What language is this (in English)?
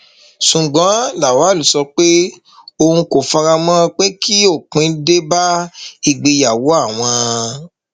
Yoruba